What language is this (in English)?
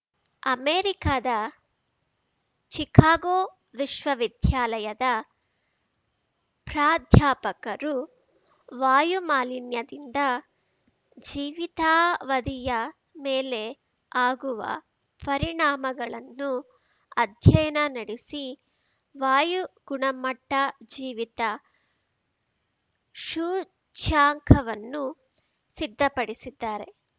Kannada